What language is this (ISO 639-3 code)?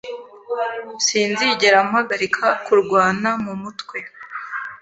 kin